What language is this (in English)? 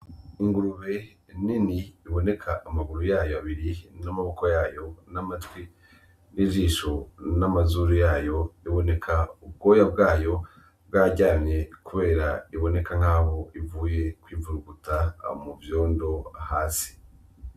Rundi